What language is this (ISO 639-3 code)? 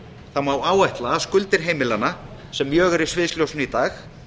isl